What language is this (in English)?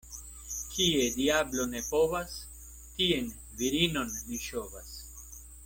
Esperanto